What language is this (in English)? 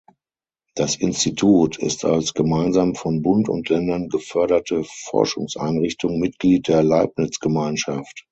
German